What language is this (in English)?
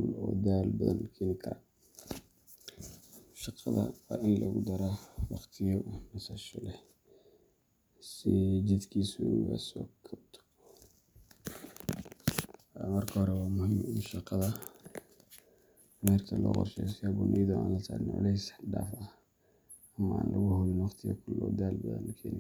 Somali